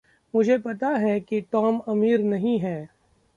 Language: Hindi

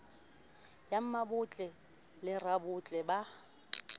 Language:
Southern Sotho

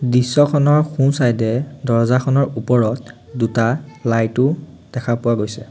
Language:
Assamese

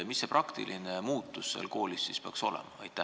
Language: Estonian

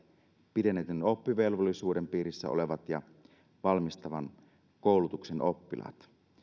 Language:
Finnish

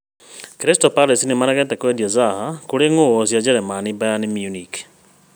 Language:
Kikuyu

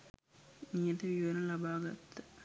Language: Sinhala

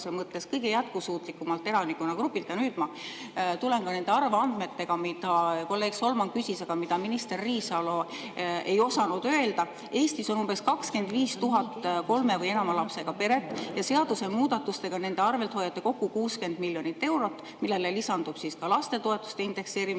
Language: Estonian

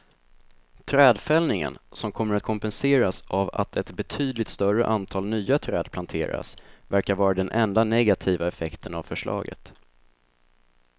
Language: Swedish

